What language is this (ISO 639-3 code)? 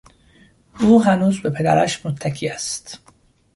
fas